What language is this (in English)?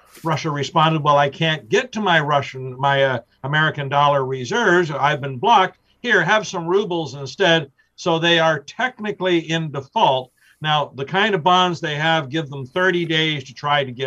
English